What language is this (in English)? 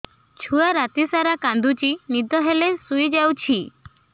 Odia